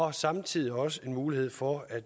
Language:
Danish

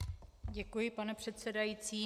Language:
Czech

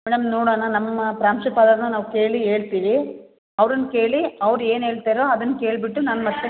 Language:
Kannada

